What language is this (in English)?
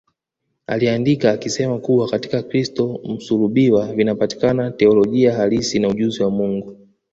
Swahili